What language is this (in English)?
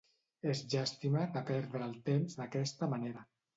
Catalan